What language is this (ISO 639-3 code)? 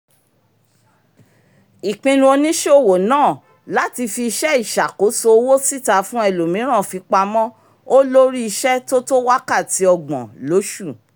yor